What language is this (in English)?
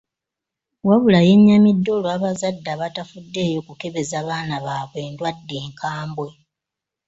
Ganda